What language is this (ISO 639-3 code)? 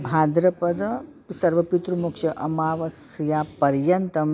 san